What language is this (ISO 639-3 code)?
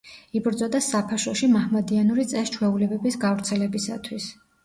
kat